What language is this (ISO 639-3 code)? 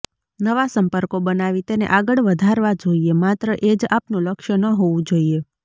guj